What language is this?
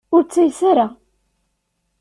Kabyle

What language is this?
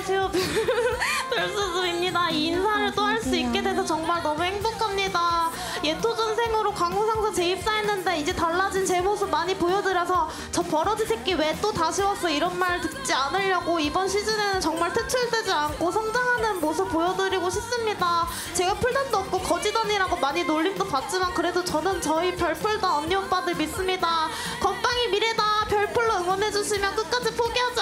Korean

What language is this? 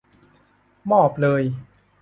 Thai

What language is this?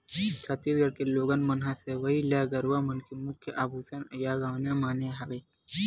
Chhattisgarhi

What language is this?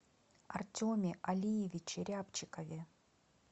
Russian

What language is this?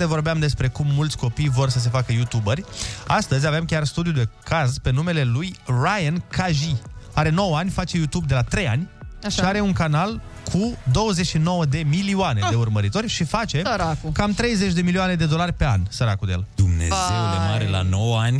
Romanian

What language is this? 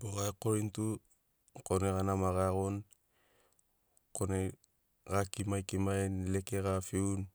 Sinaugoro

